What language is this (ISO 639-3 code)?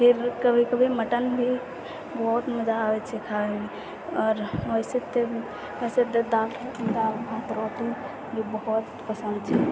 mai